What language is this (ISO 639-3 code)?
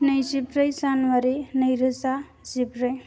brx